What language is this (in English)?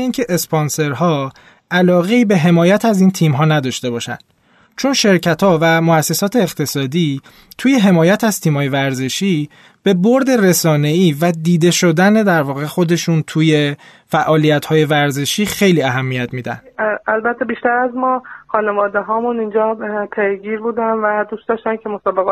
Persian